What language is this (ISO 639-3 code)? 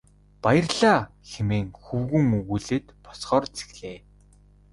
mon